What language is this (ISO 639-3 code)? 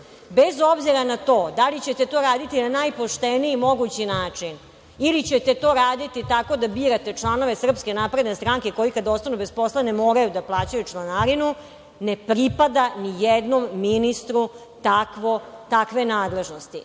srp